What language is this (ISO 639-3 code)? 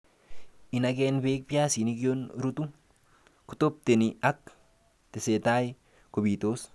kln